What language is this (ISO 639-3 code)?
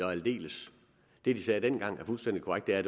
dan